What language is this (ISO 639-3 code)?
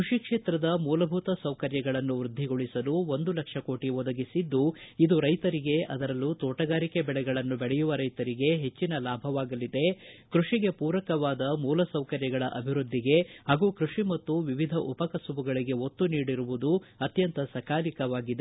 kan